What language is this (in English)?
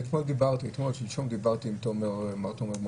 Hebrew